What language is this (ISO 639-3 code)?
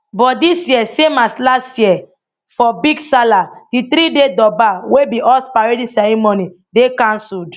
pcm